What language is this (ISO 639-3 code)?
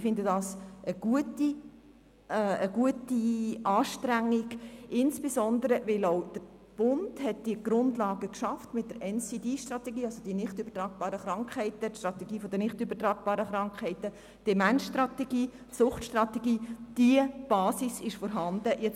gsw